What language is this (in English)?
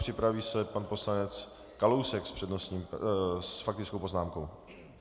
Czech